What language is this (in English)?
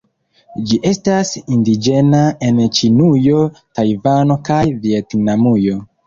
Esperanto